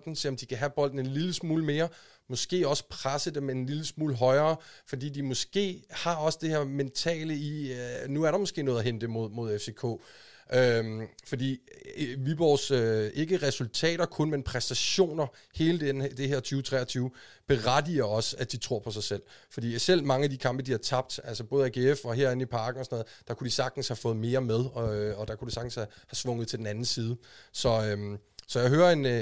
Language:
Danish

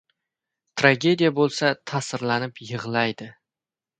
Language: Uzbek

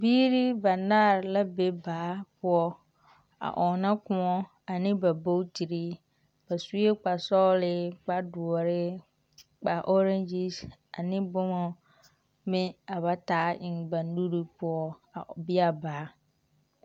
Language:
Southern Dagaare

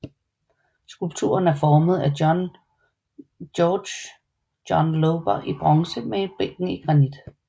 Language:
Danish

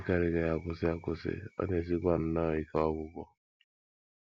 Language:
Igbo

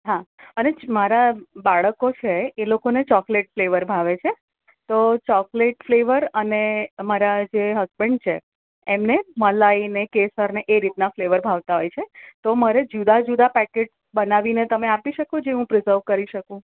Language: Gujarati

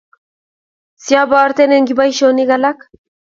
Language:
Kalenjin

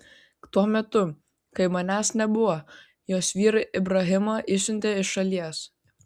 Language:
Lithuanian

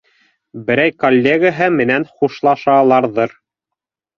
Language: Bashkir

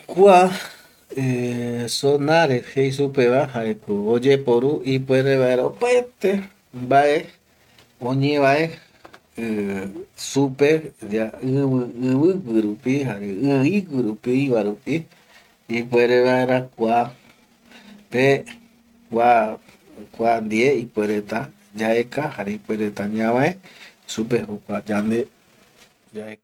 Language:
Eastern Bolivian Guaraní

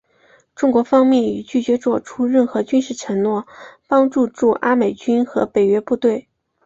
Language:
Chinese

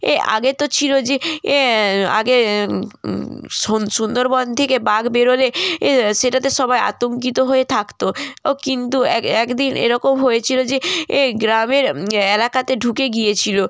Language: Bangla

